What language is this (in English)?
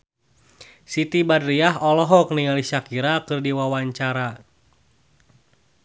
Sundanese